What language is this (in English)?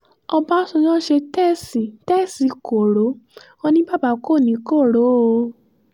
Yoruba